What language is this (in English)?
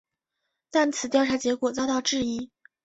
Chinese